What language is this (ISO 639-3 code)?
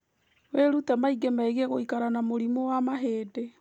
kik